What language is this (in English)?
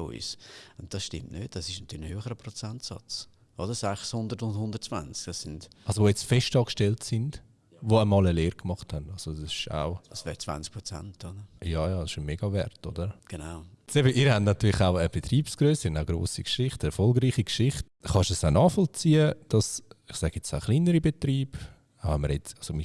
German